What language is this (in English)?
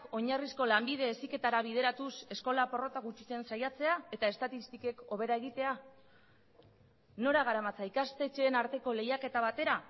Basque